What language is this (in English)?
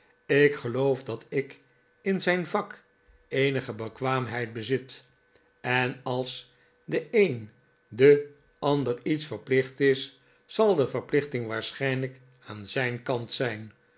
Dutch